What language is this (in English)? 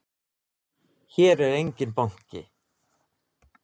Icelandic